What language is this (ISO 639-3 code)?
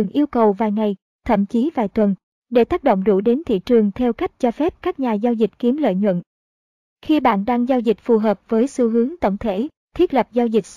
vie